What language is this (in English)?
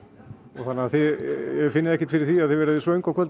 Icelandic